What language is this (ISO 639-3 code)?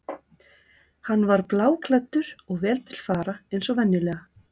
isl